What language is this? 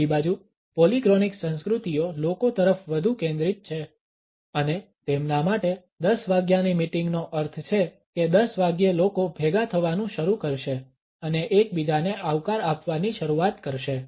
Gujarati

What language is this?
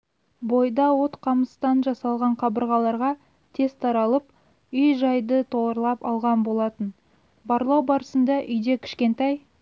Kazakh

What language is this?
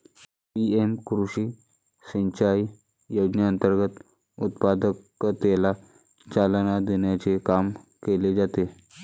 Marathi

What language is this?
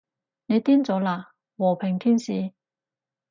Cantonese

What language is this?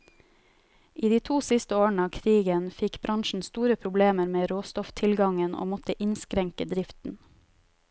Norwegian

